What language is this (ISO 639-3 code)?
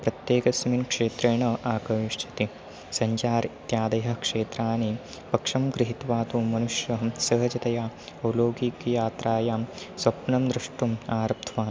san